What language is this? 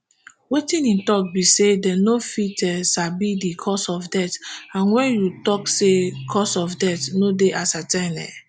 Nigerian Pidgin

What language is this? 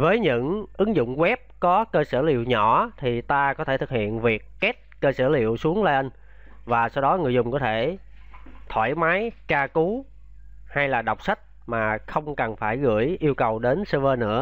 Vietnamese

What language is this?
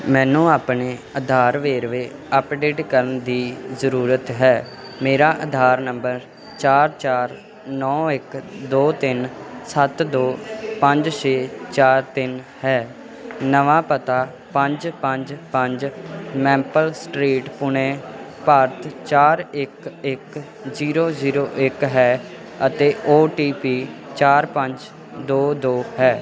Punjabi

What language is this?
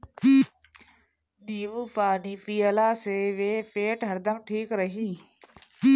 Bhojpuri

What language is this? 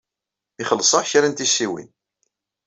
Kabyle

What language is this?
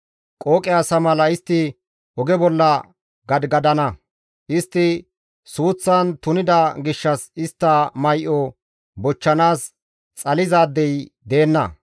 Gamo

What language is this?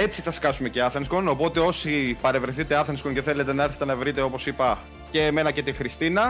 Greek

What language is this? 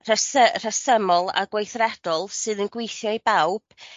Welsh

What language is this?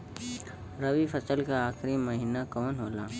Bhojpuri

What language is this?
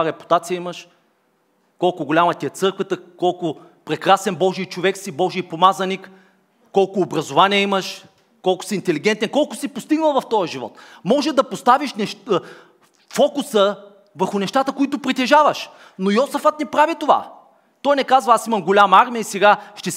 Bulgarian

